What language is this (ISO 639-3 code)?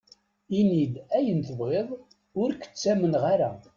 kab